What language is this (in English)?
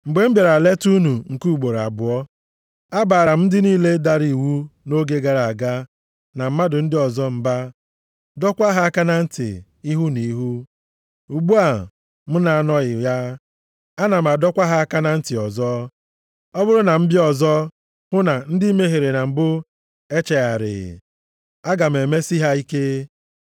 Igbo